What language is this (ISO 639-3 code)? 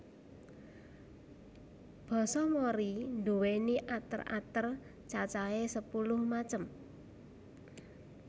jav